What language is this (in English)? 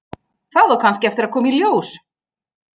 Icelandic